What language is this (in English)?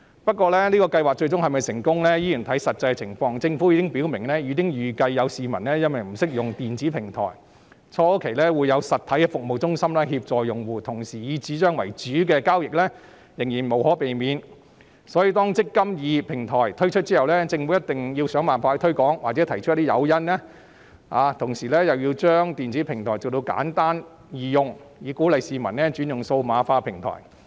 Cantonese